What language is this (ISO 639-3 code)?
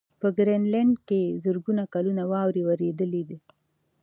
pus